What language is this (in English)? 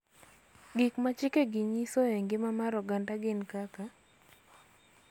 Luo (Kenya and Tanzania)